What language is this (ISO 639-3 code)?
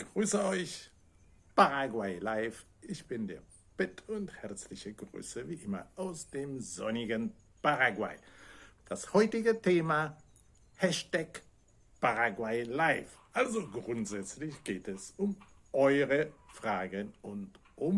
deu